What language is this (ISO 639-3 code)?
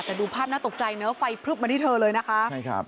tha